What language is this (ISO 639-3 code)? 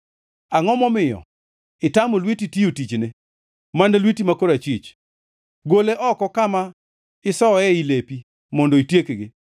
luo